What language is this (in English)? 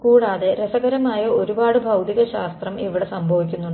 Malayalam